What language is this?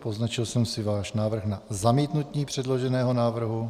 Czech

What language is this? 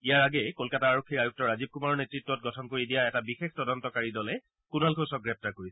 Assamese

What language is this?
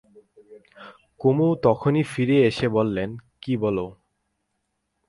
Bangla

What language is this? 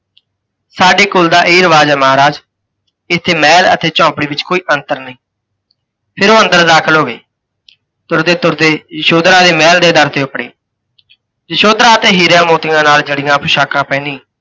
Punjabi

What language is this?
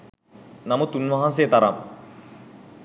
Sinhala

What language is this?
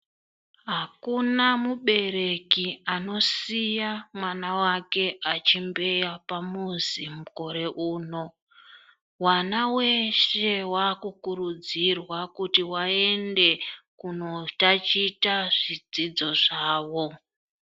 Ndau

